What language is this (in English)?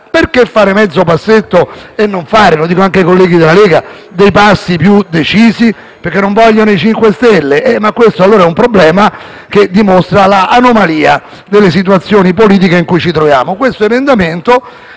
Italian